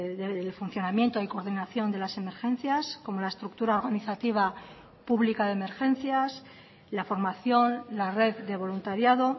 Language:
Spanish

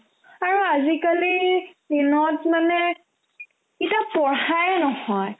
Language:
Assamese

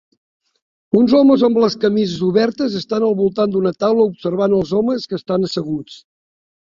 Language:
Catalan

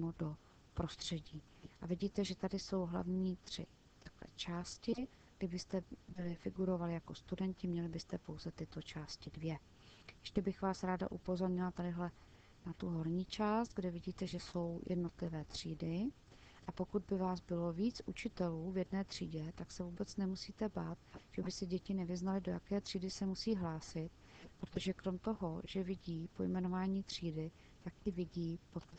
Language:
Czech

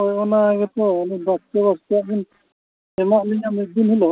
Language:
Santali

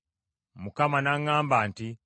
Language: Ganda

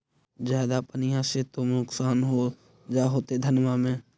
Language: Magahi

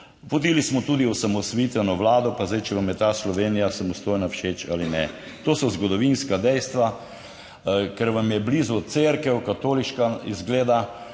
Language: Slovenian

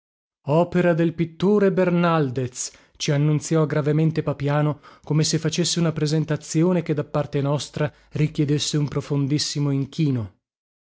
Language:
Italian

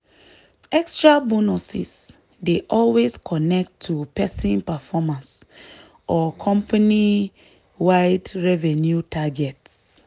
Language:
Nigerian Pidgin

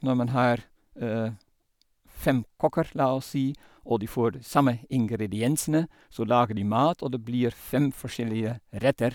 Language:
Norwegian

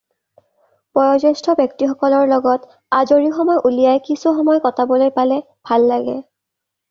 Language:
Assamese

